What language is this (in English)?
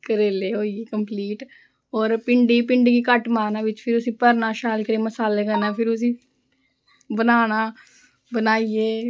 Dogri